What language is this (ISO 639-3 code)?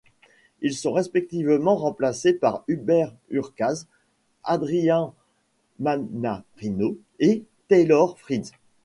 fra